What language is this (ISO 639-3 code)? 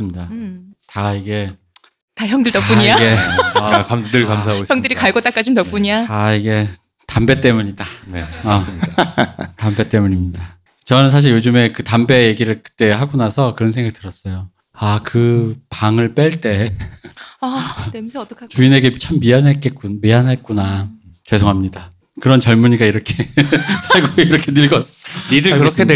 kor